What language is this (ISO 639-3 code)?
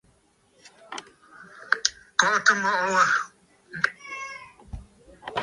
bfd